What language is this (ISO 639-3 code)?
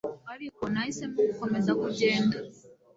kin